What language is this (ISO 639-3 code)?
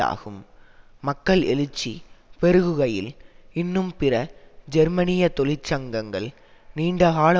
tam